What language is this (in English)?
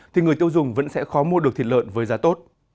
Vietnamese